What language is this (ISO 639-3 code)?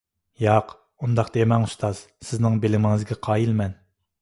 uig